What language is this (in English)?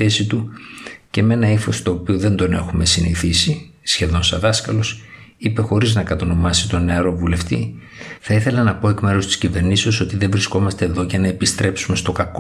Greek